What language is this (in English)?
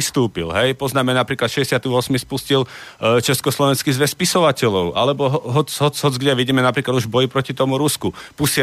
Slovak